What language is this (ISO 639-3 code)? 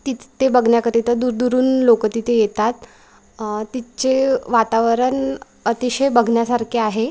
mar